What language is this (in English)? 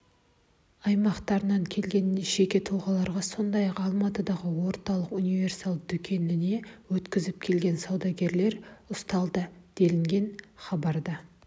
Kazakh